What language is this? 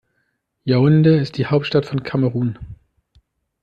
German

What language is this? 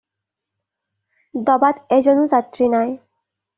Assamese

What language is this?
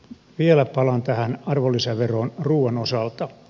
Finnish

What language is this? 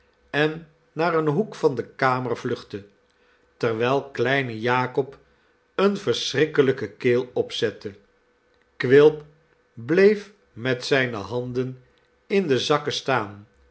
Dutch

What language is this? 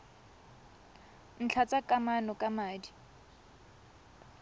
Tswana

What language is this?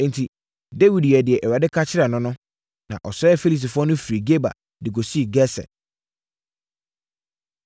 Akan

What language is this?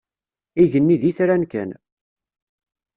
Kabyle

